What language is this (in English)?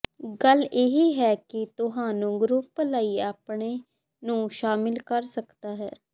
Punjabi